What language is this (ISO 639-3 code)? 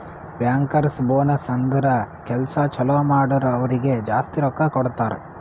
kan